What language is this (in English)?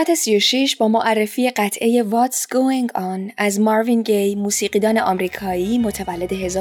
Persian